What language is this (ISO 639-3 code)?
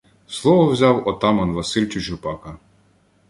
ukr